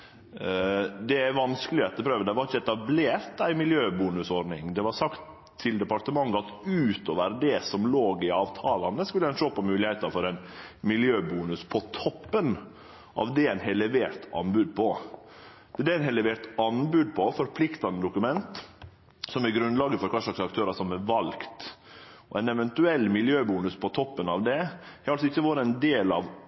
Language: Norwegian Nynorsk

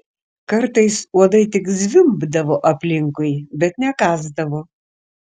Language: Lithuanian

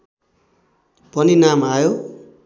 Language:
Nepali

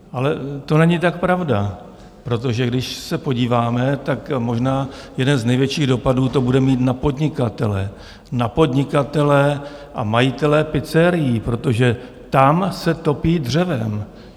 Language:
Czech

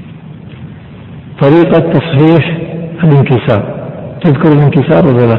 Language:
Arabic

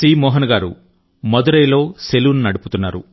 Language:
Telugu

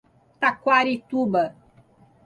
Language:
Portuguese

